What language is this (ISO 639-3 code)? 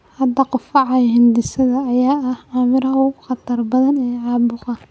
som